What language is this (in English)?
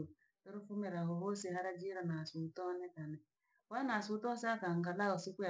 Langi